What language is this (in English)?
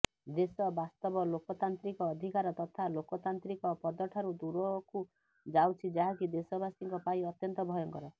Odia